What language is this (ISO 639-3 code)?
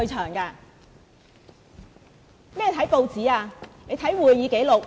yue